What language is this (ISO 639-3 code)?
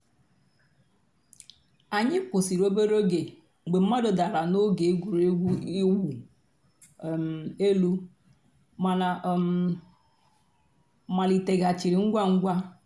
ibo